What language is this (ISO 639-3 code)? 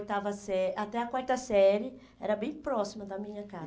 por